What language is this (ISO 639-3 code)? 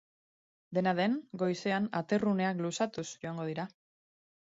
eus